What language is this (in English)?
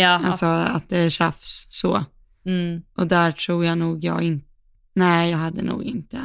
Swedish